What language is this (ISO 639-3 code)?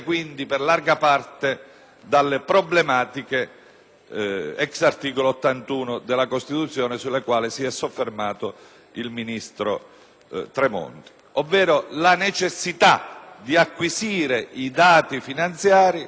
ita